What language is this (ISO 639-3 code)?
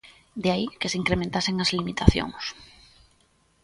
glg